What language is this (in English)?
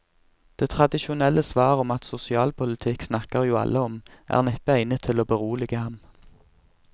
Norwegian